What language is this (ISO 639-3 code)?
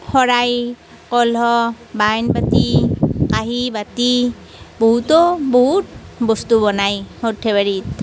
asm